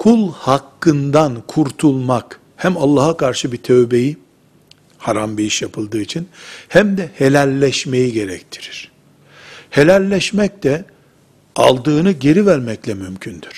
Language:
Turkish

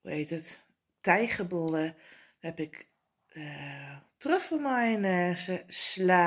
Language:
Dutch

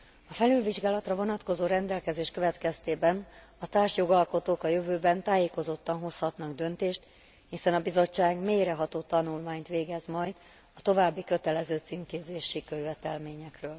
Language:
Hungarian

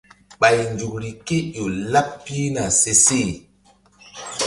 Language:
Mbum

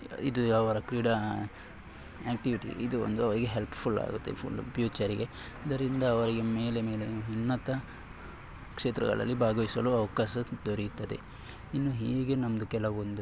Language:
Kannada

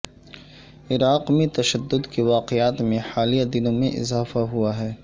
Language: Urdu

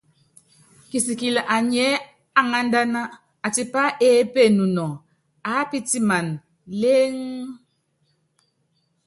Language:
Yangben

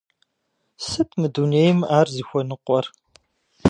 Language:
Kabardian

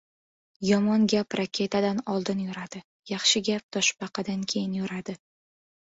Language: Uzbek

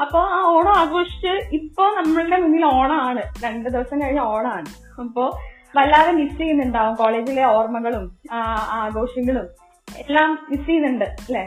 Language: Malayalam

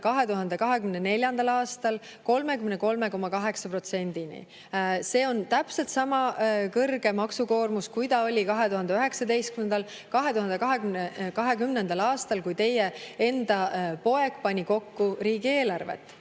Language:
Estonian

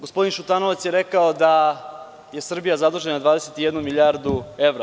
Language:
Serbian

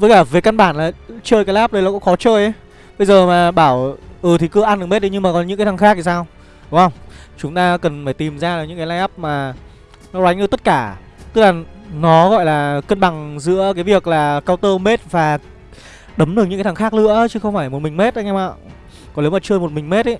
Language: Vietnamese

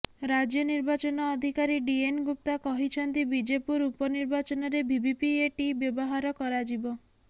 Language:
Odia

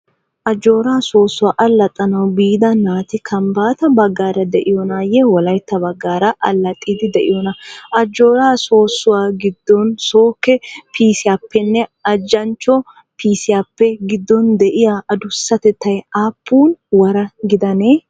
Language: Wolaytta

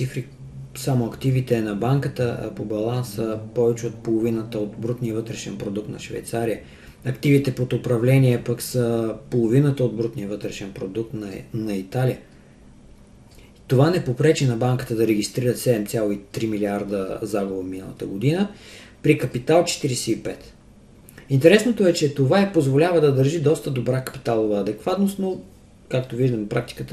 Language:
Bulgarian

